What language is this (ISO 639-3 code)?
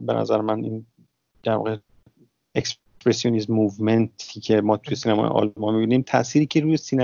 fas